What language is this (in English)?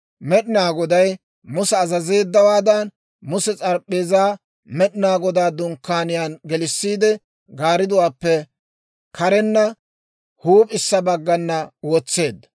Dawro